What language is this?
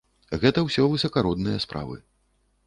Belarusian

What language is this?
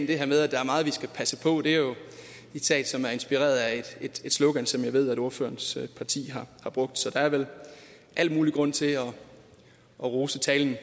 Danish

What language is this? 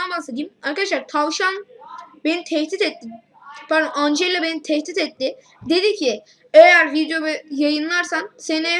Turkish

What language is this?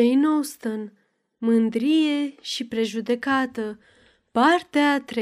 Romanian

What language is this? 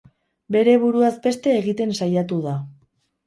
Basque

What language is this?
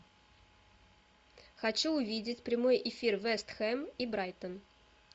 Russian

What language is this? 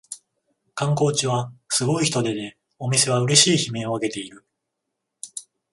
Japanese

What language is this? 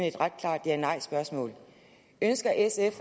Danish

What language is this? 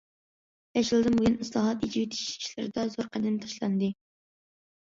Uyghur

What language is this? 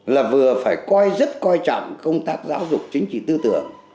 Vietnamese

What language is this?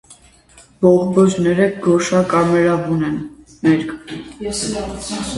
Armenian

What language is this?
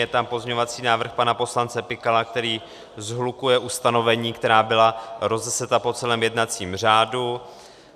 Czech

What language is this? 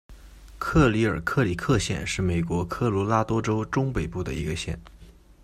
Chinese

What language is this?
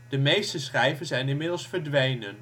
Dutch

